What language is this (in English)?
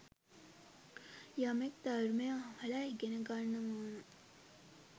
Sinhala